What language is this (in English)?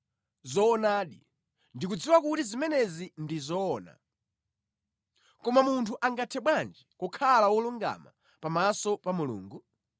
Nyanja